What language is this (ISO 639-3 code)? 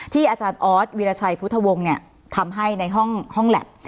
tha